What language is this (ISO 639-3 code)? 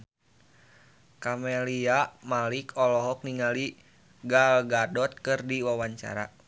sun